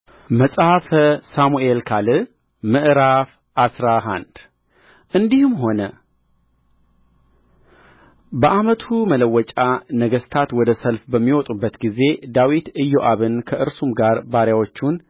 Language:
Amharic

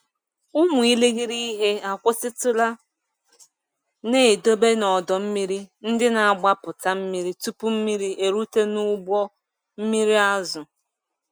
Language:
Igbo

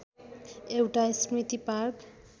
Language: Nepali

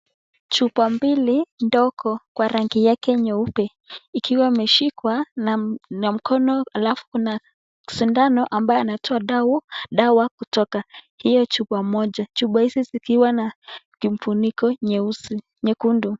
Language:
Swahili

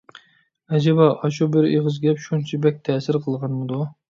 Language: Uyghur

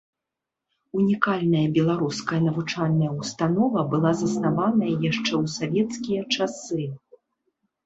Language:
Belarusian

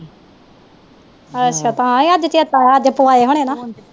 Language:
Punjabi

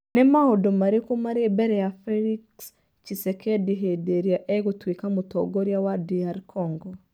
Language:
Kikuyu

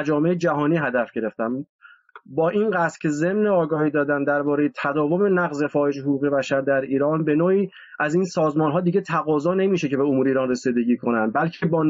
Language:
Persian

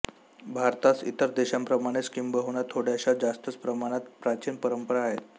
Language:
Marathi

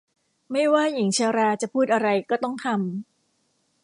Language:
Thai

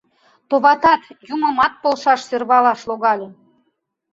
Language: Mari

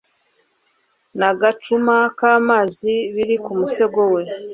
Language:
Kinyarwanda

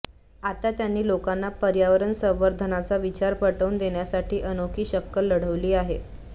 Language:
Marathi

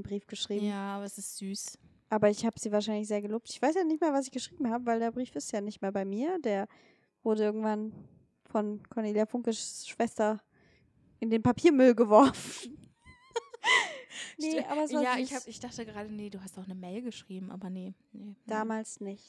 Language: German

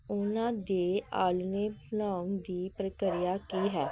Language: Punjabi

